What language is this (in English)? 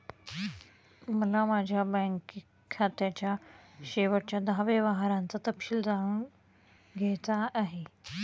Marathi